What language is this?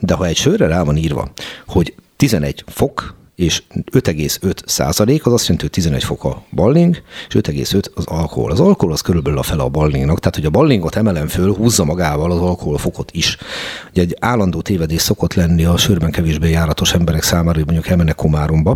Hungarian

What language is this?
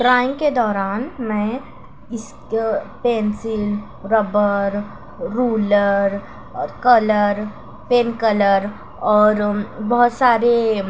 Urdu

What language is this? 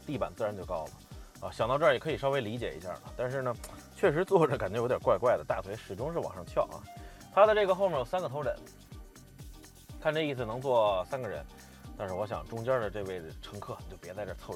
Chinese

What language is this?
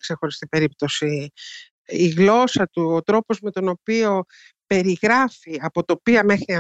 Greek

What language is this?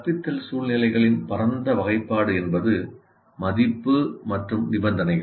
Tamil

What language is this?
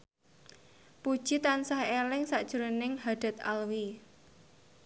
Javanese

